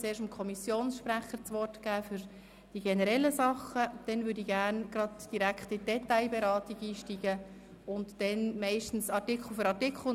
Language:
Swiss German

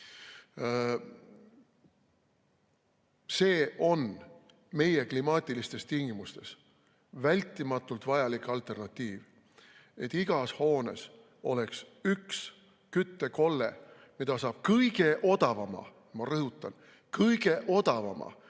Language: Estonian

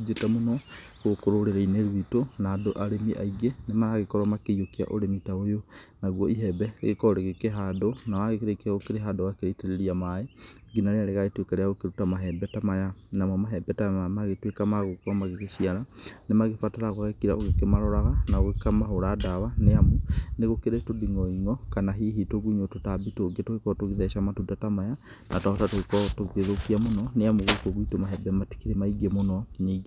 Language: Kikuyu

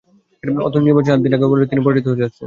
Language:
Bangla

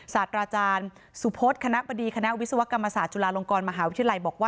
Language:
Thai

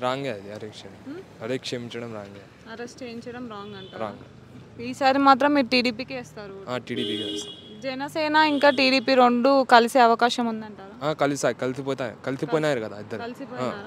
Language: Telugu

